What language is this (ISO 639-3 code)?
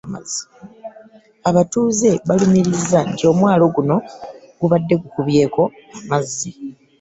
lug